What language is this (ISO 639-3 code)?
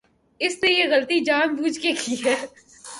urd